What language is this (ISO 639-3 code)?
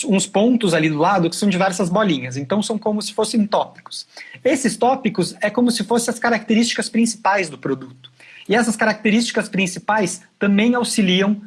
por